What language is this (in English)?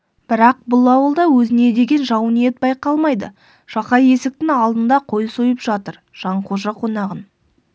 Kazakh